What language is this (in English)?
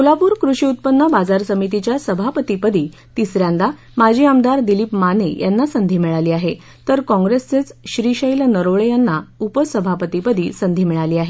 Marathi